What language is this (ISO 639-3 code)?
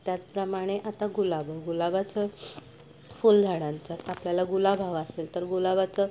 mar